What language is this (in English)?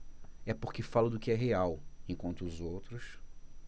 Portuguese